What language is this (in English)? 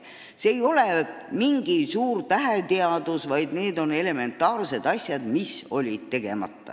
Estonian